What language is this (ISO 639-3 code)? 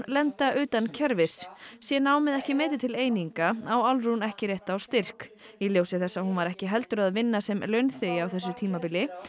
isl